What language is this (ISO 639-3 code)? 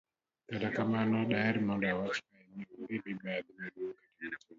luo